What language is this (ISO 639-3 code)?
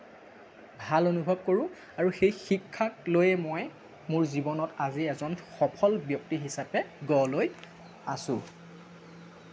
asm